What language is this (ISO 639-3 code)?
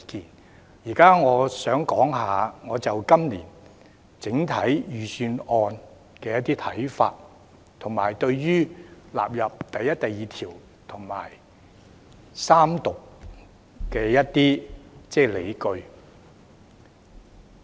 yue